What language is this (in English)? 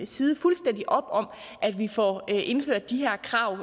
Danish